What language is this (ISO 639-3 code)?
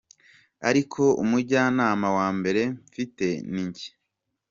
kin